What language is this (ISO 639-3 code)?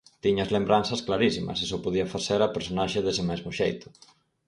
glg